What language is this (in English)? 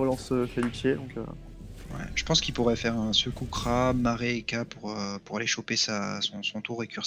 French